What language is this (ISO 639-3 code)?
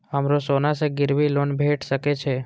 mai